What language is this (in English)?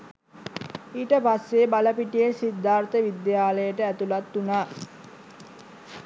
Sinhala